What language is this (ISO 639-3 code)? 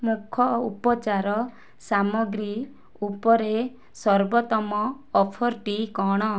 ori